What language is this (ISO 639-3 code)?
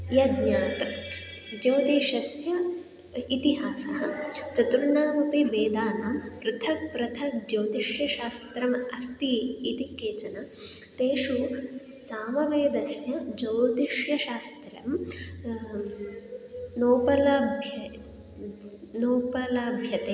san